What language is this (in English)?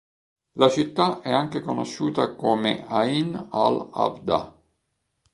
Italian